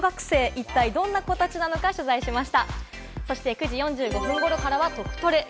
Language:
Japanese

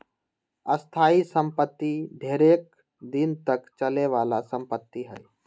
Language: Magahi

